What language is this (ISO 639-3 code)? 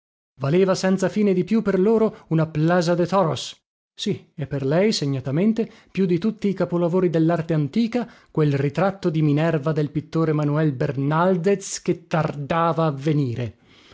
ita